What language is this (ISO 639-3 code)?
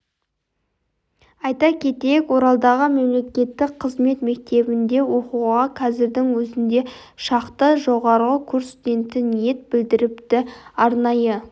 kaz